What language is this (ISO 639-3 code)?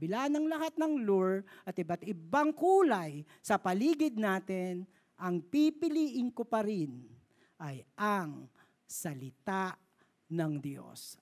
fil